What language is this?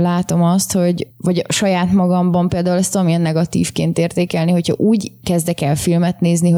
Hungarian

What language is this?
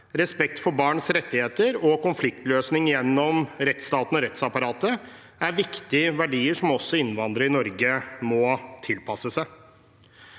Norwegian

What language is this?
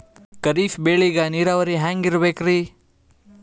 Kannada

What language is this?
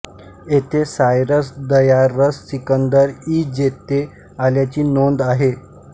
Marathi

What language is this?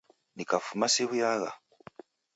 Taita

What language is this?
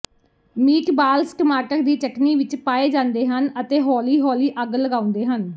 Punjabi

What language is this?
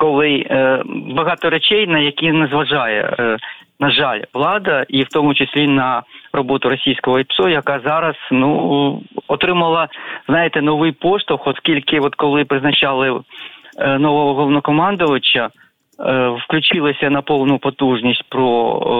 Ukrainian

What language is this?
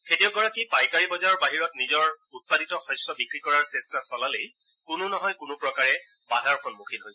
Assamese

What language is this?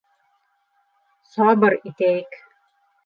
Bashkir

